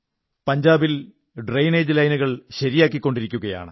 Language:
Malayalam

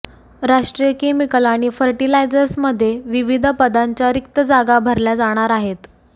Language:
Marathi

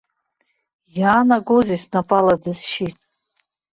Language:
Abkhazian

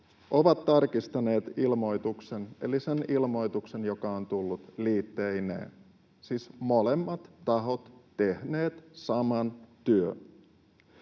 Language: Finnish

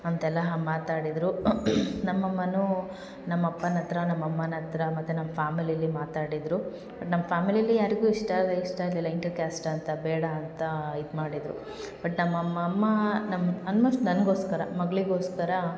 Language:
Kannada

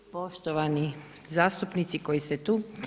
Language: Croatian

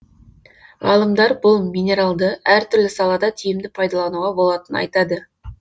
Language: Kazakh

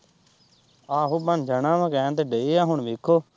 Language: Punjabi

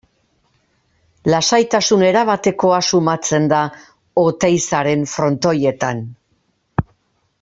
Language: Basque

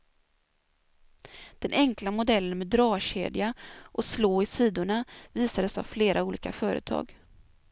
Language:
Swedish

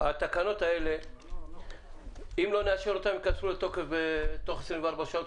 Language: Hebrew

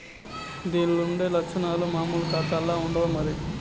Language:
Telugu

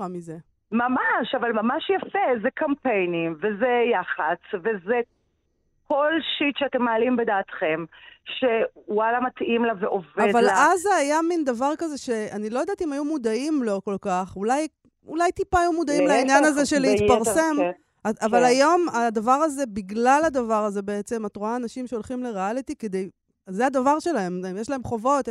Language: Hebrew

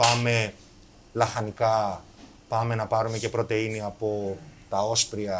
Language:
Greek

